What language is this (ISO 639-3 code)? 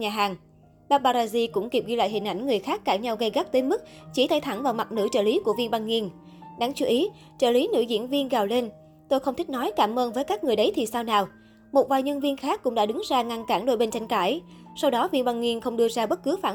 vie